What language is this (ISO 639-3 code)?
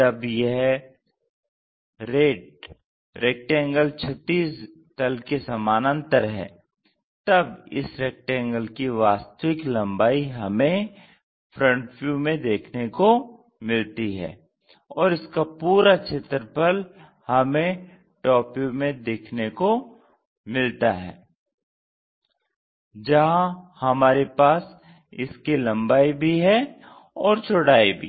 hin